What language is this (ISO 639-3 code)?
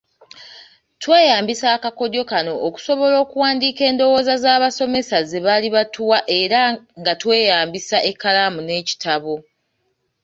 lug